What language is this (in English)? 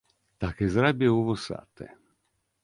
Belarusian